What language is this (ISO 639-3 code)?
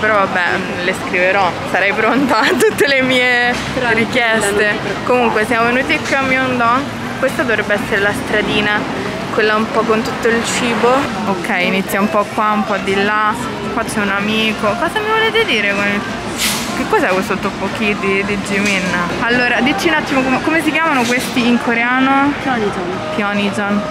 ita